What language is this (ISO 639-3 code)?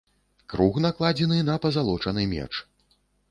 bel